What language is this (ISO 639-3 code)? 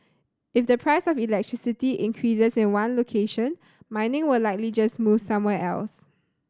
eng